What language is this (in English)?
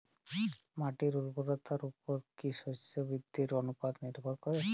Bangla